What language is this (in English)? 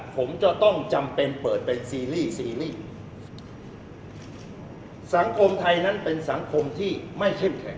Thai